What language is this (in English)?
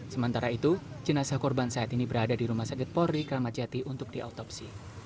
Indonesian